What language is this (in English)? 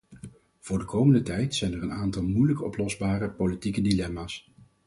Dutch